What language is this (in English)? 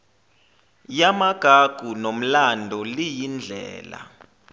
Zulu